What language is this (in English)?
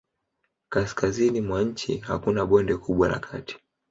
Swahili